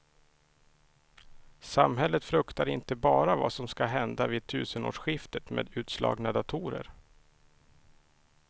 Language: Swedish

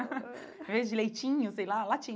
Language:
Portuguese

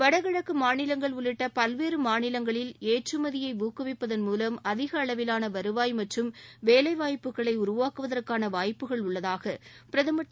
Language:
Tamil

